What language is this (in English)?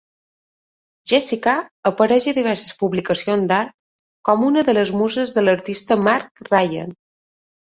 Catalan